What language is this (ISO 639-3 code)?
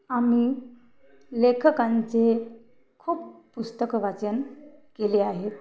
mar